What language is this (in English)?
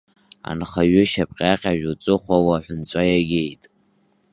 Abkhazian